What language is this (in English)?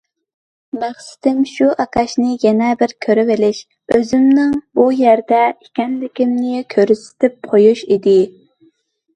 Uyghur